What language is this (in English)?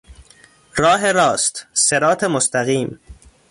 Persian